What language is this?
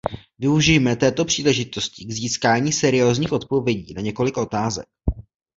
Czech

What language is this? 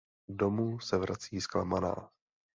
Czech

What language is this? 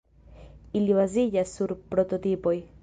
Esperanto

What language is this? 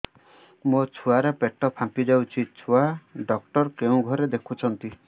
Odia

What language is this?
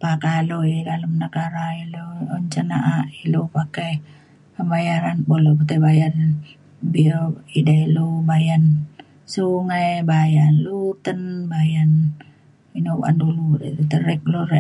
Mainstream Kenyah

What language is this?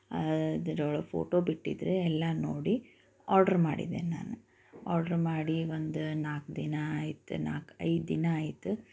Kannada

